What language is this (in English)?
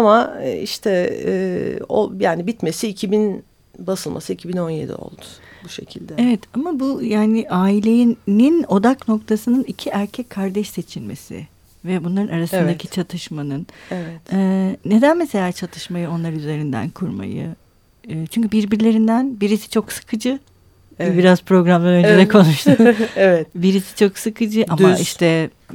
Turkish